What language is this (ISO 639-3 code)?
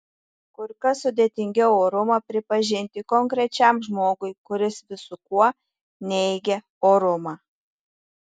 lit